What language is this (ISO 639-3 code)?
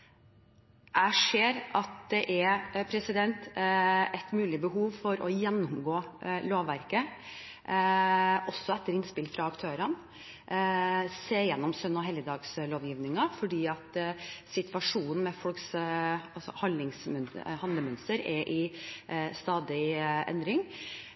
nob